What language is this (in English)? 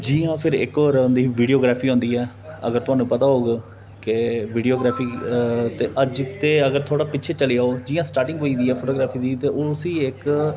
Dogri